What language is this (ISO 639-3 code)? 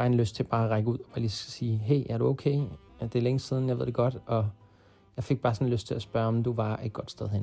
dan